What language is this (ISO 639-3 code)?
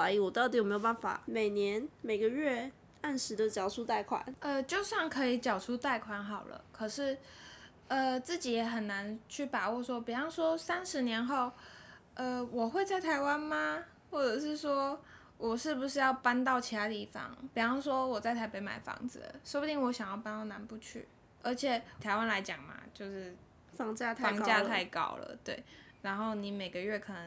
zho